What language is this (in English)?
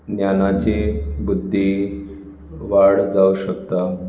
Konkani